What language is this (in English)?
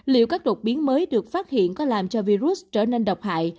Vietnamese